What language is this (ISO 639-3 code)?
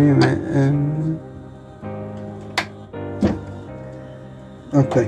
ita